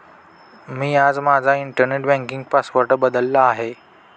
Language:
Marathi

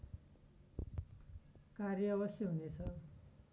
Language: Nepali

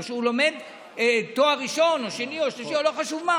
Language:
Hebrew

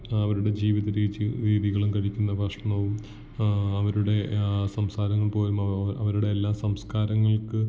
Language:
Malayalam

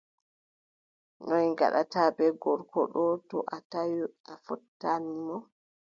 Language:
Adamawa Fulfulde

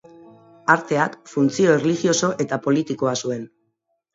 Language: Basque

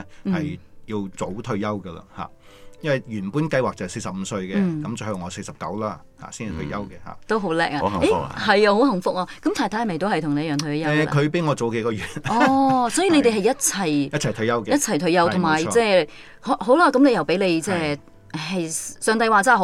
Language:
Chinese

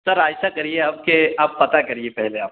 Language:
Urdu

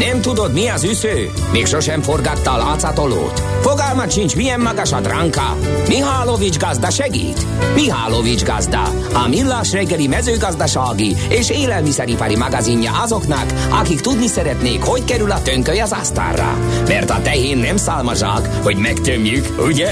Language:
Hungarian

